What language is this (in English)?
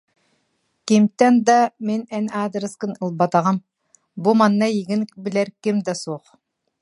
Yakut